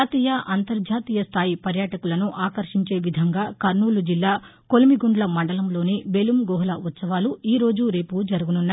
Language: Telugu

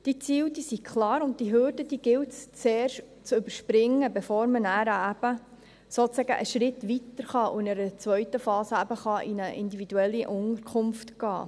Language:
Swiss German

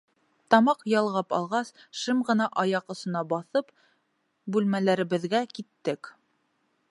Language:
Bashkir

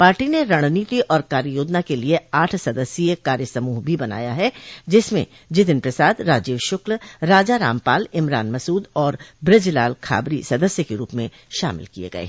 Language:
Hindi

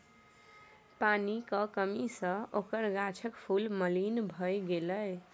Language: Maithili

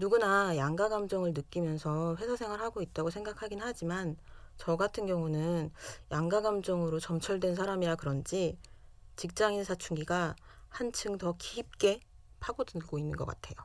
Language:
Korean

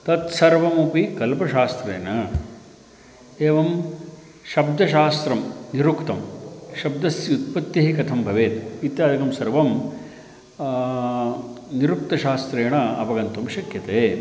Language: Sanskrit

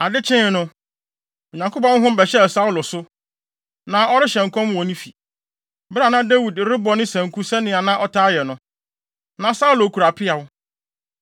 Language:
Akan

